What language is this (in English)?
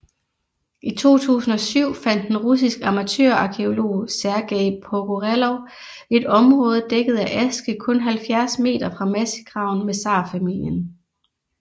Danish